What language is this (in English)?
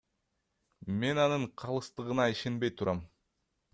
Kyrgyz